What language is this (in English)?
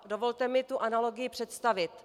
Czech